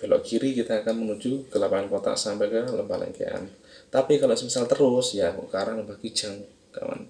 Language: Indonesian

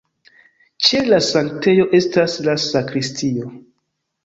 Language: Esperanto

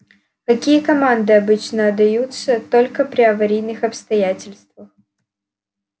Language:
Russian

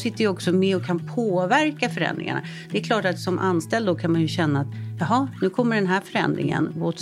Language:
Swedish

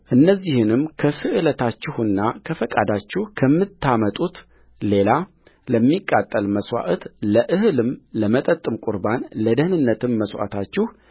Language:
Amharic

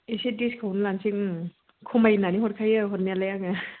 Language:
Bodo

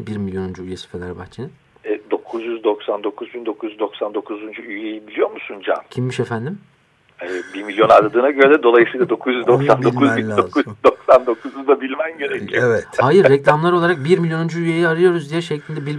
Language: Turkish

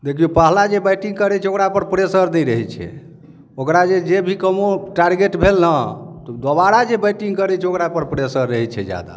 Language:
Maithili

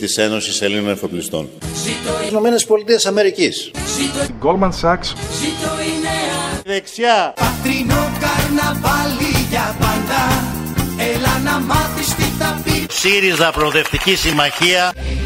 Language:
Greek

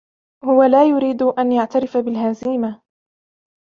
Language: Arabic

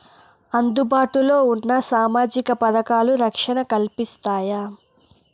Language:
Telugu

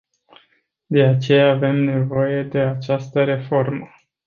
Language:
Romanian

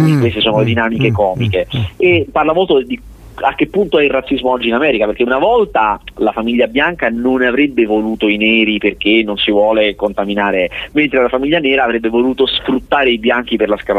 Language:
Italian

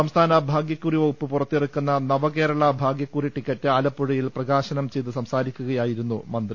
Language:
Malayalam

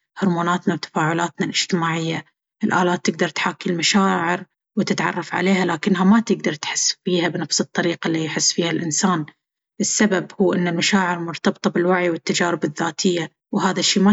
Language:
Baharna Arabic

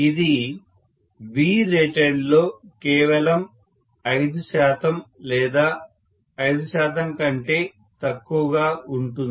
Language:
Telugu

